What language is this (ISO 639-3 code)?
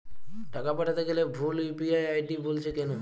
ben